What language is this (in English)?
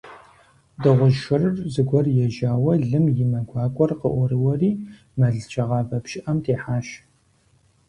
Kabardian